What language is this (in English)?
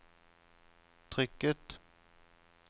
Norwegian